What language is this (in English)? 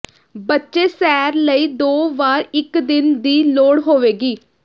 Punjabi